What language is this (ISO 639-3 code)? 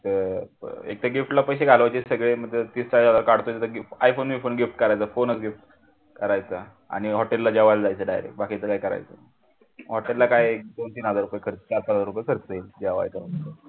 mar